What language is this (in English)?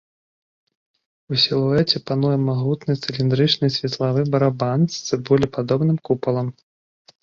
Belarusian